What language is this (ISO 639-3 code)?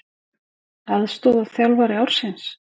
isl